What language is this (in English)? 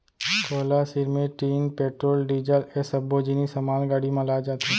Chhattisgarhi